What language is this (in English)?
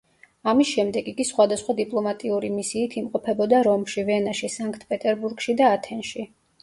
Georgian